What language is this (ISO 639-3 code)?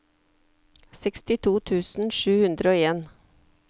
nor